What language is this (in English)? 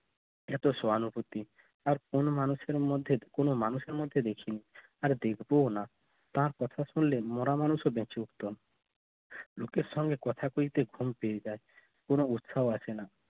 Bangla